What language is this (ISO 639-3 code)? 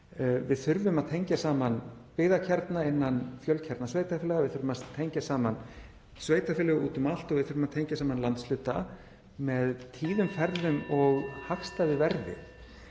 isl